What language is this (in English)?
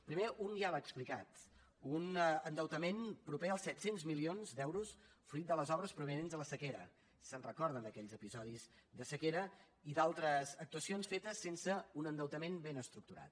Catalan